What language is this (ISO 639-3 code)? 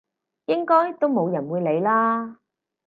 yue